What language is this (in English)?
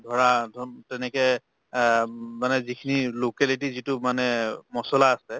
Assamese